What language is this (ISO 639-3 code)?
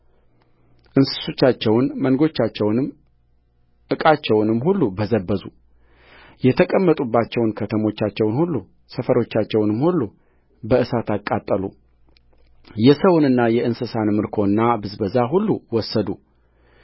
amh